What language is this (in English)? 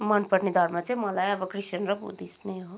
Nepali